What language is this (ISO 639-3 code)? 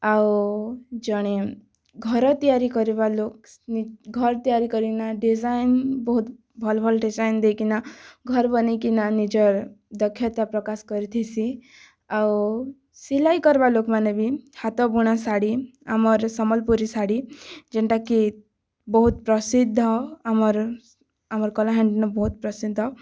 ori